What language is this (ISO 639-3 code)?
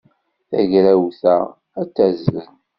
kab